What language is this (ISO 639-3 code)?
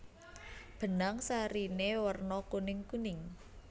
jav